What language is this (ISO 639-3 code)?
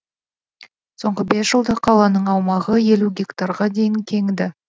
kaz